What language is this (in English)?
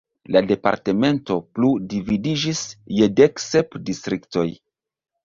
Esperanto